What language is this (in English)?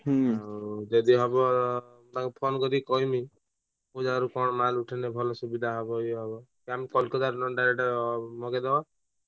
Odia